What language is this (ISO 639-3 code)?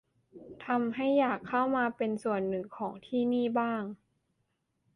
tha